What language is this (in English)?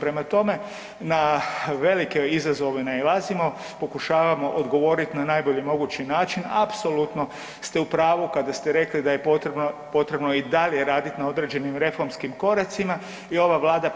Croatian